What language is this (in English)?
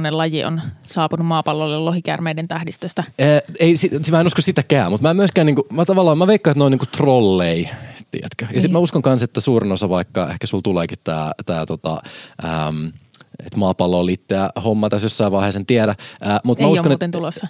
Finnish